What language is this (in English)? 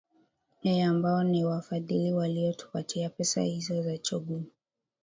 Swahili